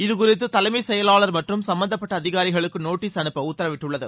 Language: Tamil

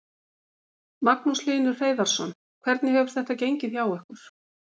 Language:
Icelandic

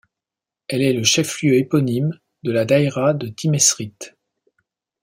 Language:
French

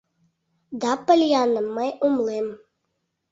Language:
Mari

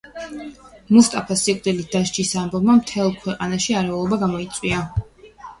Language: Georgian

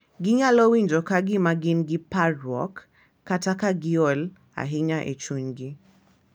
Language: Luo (Kenya and Tanzania)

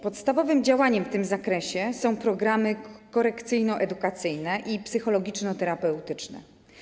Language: Polish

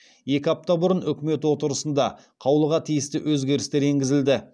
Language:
Kazakh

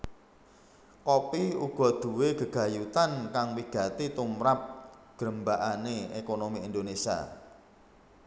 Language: Javanese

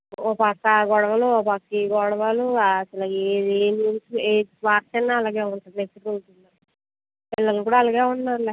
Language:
Telugu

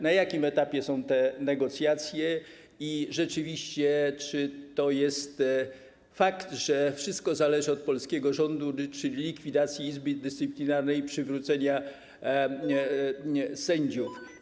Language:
Polish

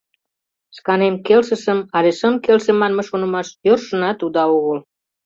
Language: Mari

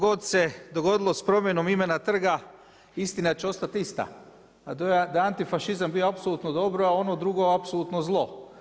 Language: Croatian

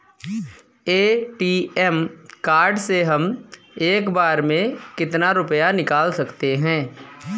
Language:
Hindi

